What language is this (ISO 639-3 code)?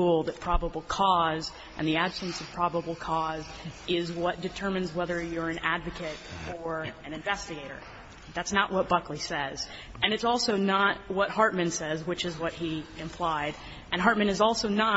eng